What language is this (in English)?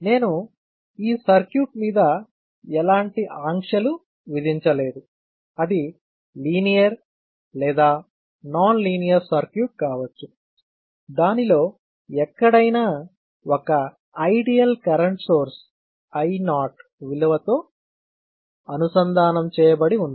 Telugu